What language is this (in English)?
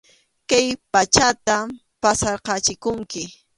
Arequipa-La Unión Quechua